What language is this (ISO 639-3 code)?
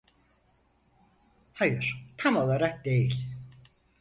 tur